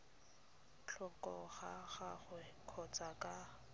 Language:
Tswana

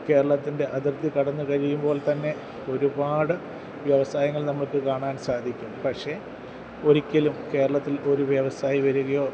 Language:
Malayalam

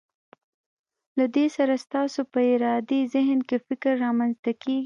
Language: Pashto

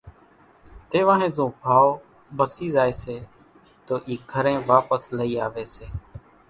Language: Kachi Koli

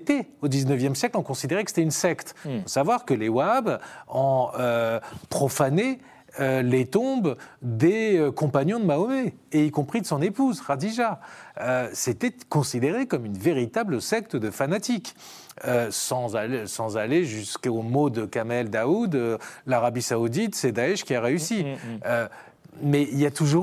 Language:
French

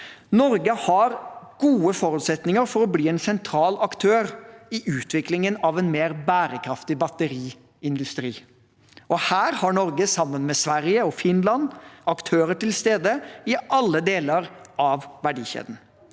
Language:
Norwegian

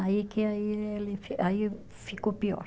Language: Portuguese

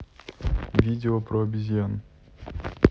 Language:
Russian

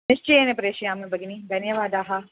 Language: Sanskrit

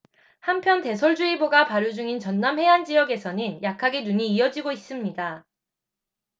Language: Korean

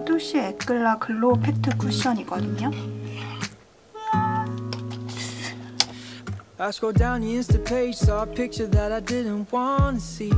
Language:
Korean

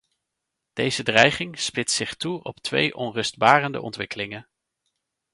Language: Dutch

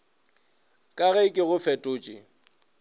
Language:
Northern Sotho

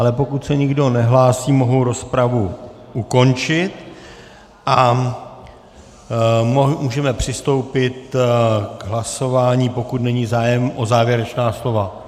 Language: Czech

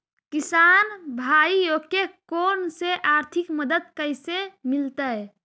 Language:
Magahi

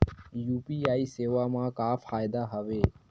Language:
Chhattisgarhi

